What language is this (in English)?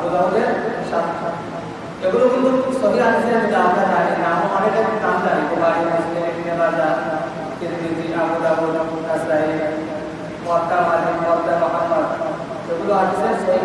Indonesian